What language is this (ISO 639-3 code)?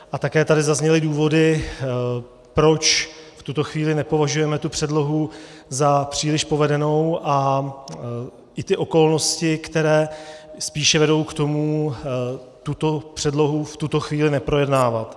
ces